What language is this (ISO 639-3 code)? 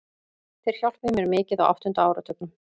isl